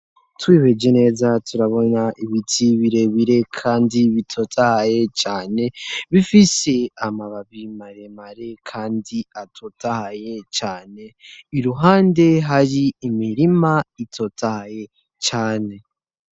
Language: Rundi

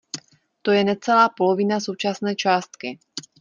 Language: Czech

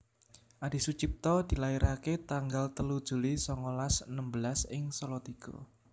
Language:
Javanese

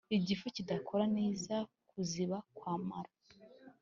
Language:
Kinyarwanda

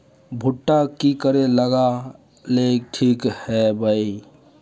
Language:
Magahi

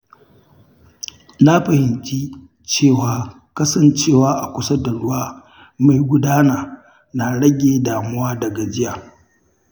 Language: Hausa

